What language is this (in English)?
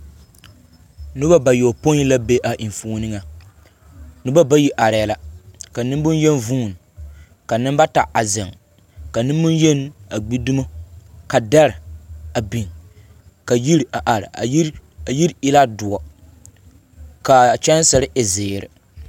Southern Dagaare